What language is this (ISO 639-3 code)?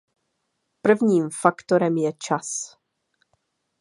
ces